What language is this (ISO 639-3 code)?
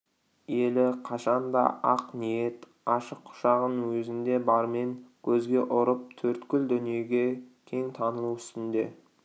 kaz